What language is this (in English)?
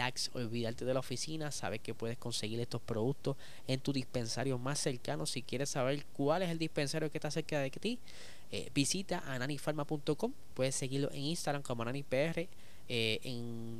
Spanish